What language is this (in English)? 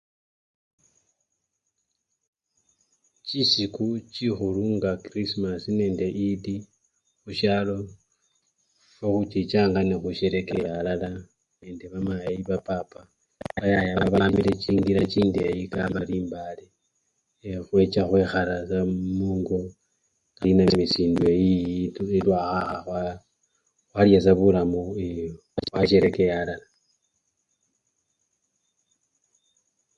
Luyia